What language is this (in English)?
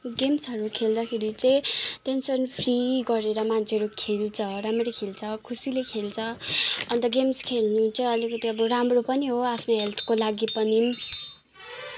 Nepali